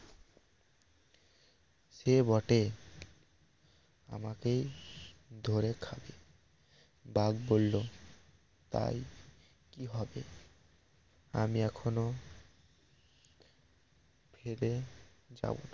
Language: Bangla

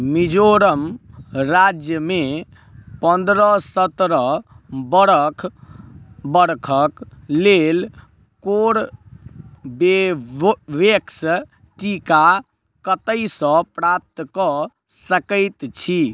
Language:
Maithili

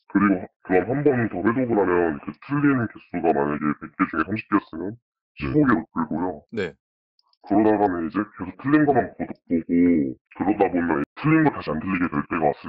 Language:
Korean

